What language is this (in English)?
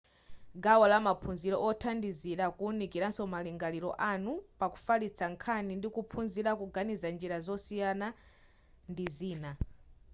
Nyanja